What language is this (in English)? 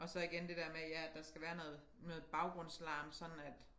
Danish